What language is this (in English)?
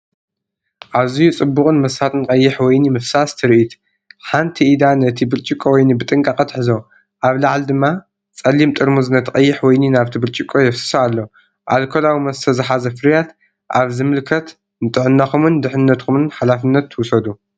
Tigrinya